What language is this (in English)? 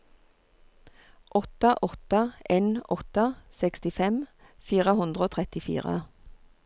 Norwegian